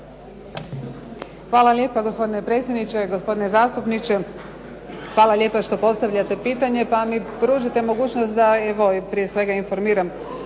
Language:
Croatian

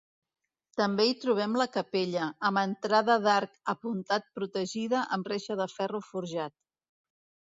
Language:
Catalan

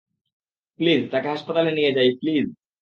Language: Bangla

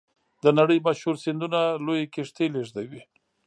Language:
Pashto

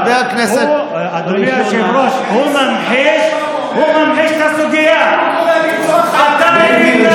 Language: Hebrew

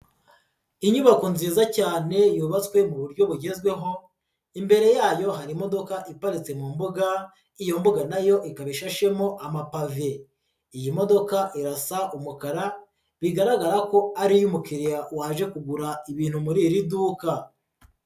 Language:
Kinyarwanda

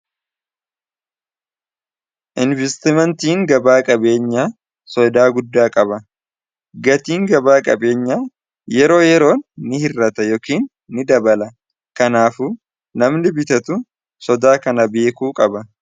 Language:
Oromo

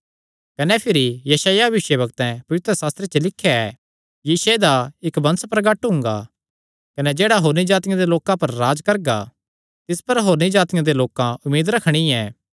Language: Kangri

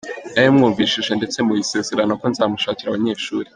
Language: Kinyarwanda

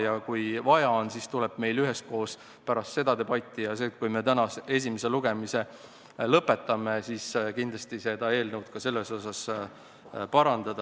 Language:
Estonian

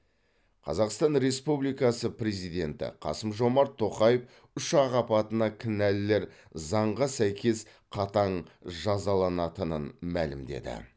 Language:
Kazakh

